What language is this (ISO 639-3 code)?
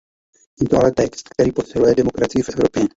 ces